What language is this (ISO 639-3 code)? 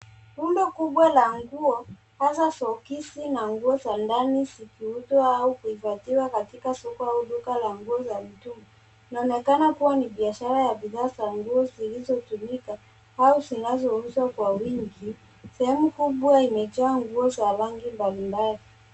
swa